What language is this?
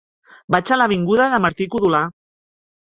Catalan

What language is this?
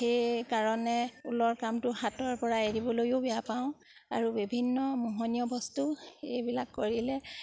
Assamese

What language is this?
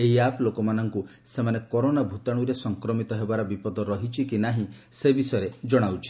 Odia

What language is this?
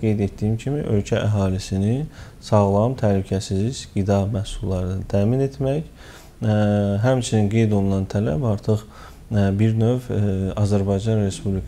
Turkish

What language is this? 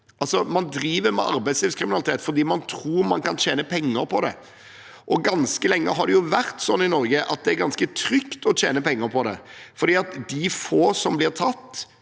Norwegian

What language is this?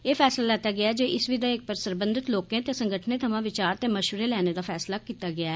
Dogri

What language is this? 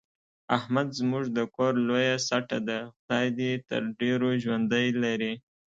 Pashto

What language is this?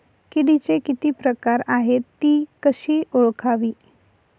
Marathi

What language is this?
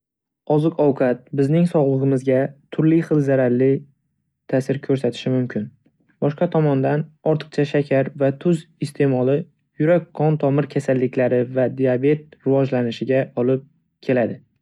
Uzbek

